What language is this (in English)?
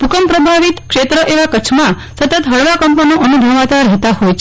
Gujarati